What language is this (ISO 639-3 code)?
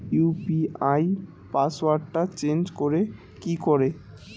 ben